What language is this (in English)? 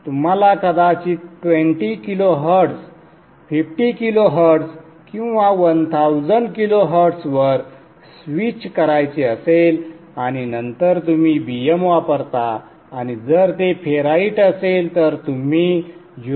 Marathi